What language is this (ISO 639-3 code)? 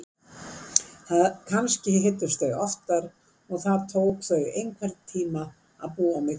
isl